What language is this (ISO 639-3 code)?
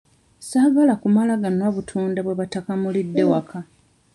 lug